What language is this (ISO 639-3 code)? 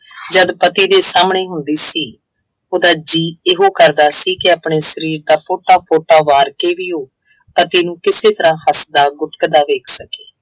pan